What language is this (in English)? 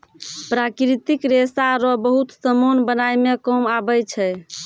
Maithili